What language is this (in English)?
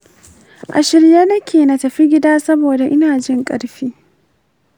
Hausa